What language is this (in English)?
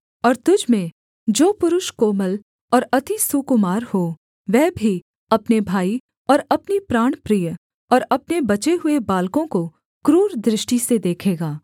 Hindi